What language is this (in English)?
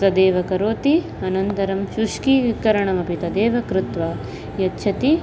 Sanskrit